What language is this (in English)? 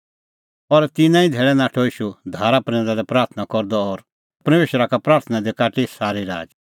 Kullu Pahari